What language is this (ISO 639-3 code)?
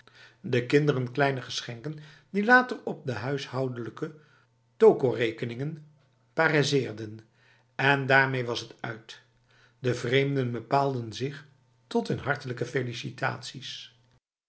nld